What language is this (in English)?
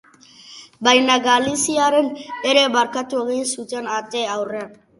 Basque